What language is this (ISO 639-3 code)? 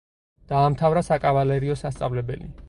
kat